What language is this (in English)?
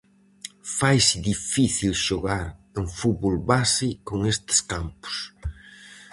Galician